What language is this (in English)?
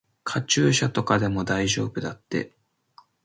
Japanese